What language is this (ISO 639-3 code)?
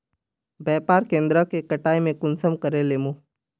mag